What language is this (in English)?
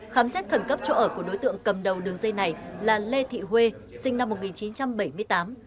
Vietnamese